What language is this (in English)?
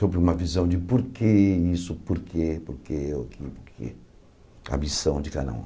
Portuguese